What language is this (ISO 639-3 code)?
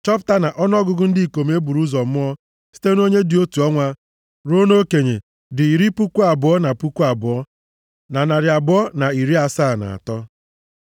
ibo